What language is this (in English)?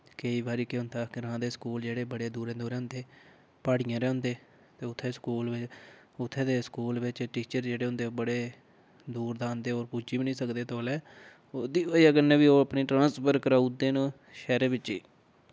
Dogri